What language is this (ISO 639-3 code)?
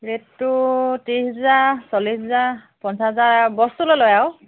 asm